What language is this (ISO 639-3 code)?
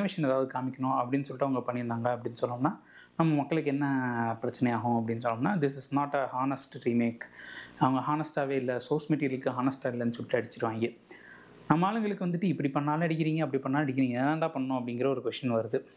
tam